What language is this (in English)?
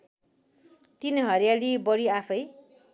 Nepali